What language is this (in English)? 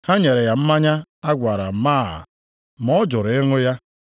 Igbo